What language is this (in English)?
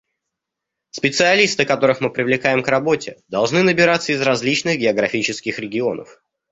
Russian